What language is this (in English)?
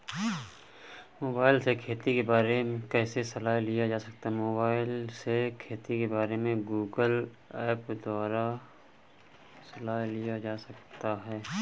Hindi